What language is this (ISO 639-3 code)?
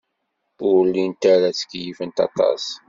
kab